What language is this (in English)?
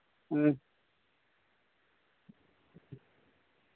Dogri